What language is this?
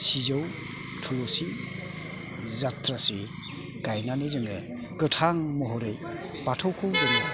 Bodo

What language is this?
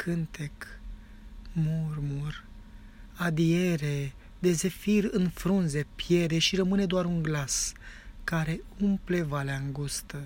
Romanian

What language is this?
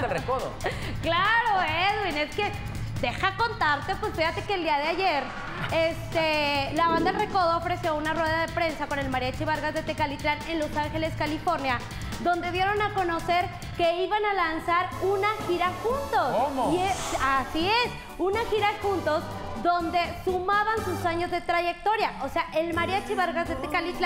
Spanish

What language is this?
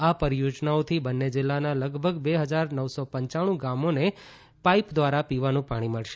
Gujarati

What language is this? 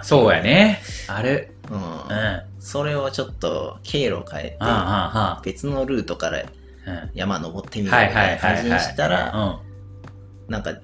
Japanese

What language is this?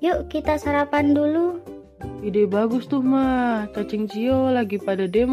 Indonesian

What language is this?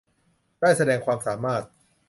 Thai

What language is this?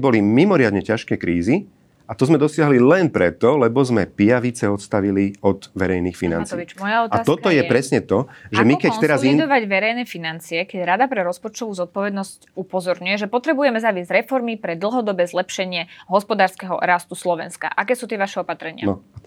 Slovak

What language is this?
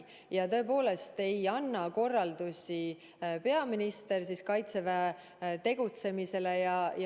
Estonian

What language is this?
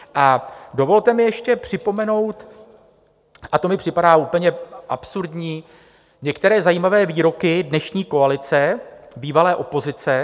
Czech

